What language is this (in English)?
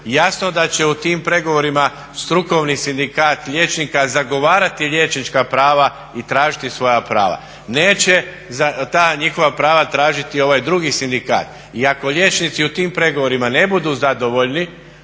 Croatian